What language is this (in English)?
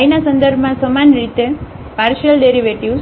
Gujarati